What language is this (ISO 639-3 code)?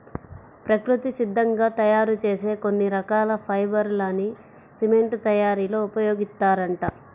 tel